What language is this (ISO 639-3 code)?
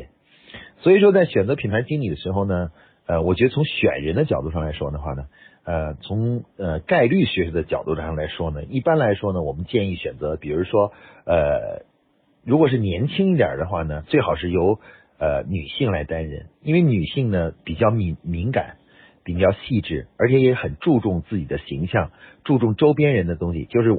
zho